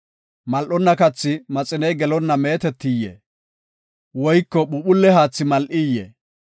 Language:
Gofa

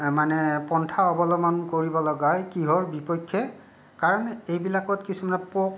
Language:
Assamese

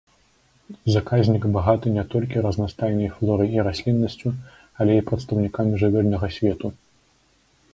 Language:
Belarusian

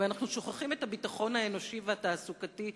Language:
Hebrew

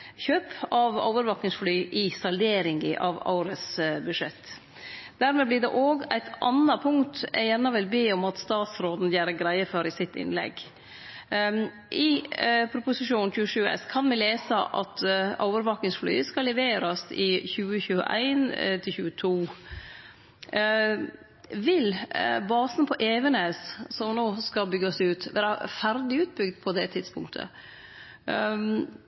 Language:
Norwegian Nynorsk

